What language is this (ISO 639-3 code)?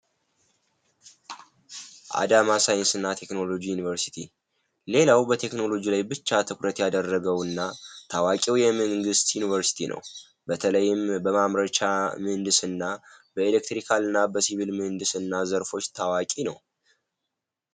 amh